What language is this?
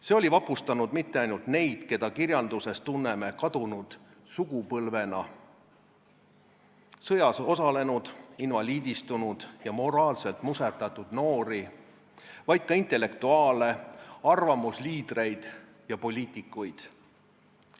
Estonian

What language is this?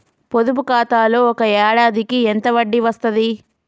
Telugu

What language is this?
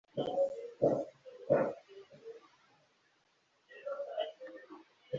Kinyarwanda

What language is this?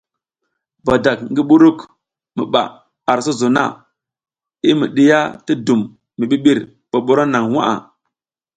South Giziga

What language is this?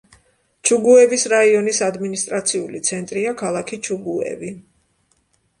Georgian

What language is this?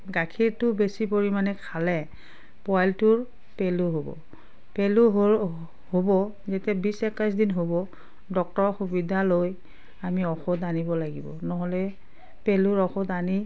Assamese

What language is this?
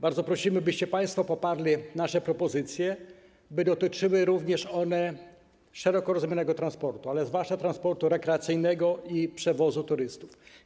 Polish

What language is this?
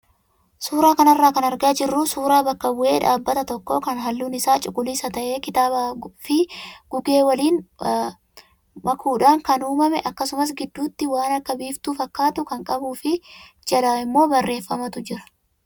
Oromo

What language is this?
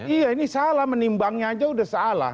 Indonesian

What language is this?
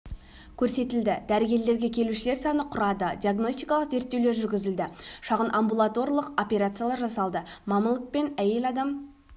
Kazakh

